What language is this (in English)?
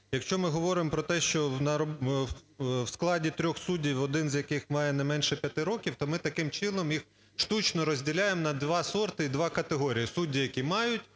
Ukrainian